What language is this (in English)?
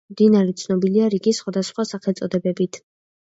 Georgian